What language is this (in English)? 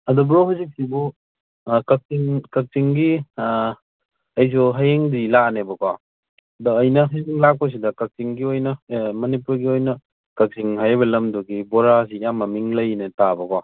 Manipuri